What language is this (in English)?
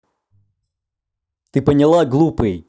Russian